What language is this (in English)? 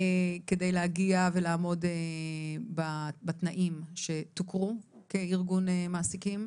Hebrew